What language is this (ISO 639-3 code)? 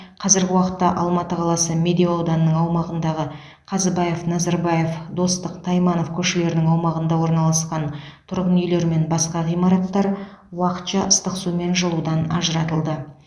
kaz